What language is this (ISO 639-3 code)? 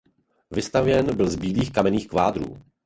ces